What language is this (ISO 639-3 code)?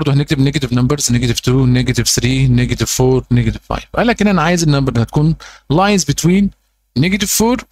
ara